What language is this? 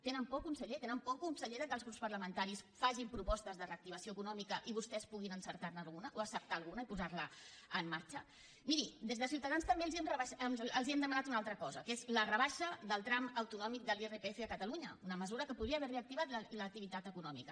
Catalan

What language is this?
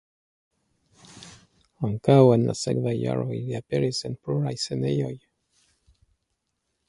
Esperanto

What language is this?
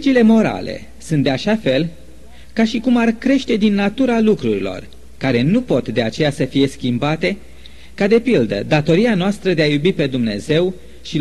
Romanian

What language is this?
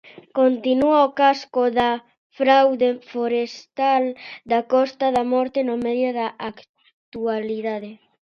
Galician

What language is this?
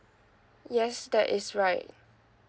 English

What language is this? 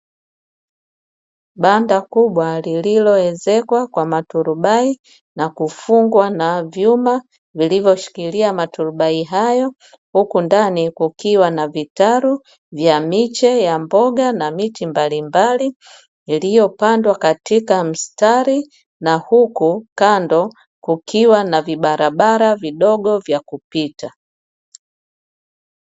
Swahili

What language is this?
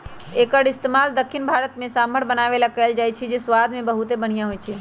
Magahi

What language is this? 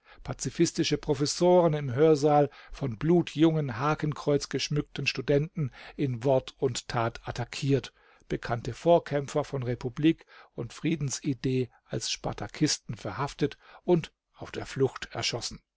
German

